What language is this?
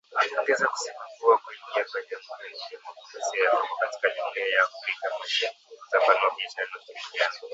Swahili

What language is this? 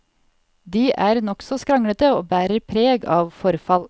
Norwegian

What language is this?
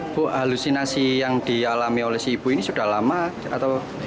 Indonesian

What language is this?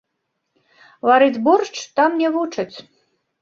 Belarusian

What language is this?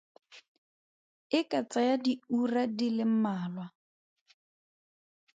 Tswana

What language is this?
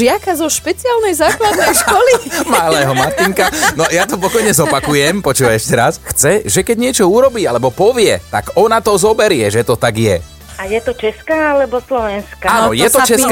Slovak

